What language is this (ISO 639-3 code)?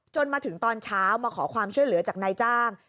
tha